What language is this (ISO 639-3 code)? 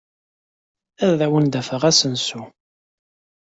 kab